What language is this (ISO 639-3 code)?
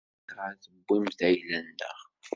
kab